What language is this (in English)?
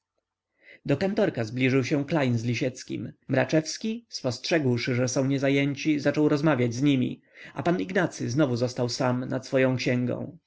Polish